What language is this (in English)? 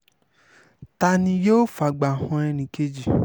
Yoruba